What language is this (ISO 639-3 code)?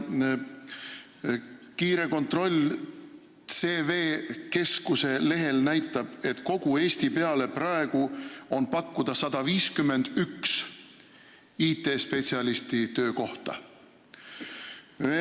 est